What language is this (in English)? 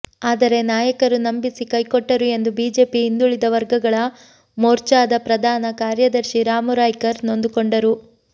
Kannada